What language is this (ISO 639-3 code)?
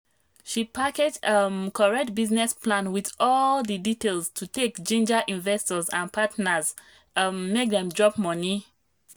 pcm